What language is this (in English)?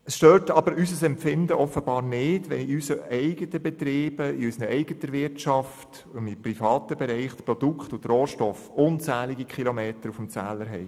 Swiss German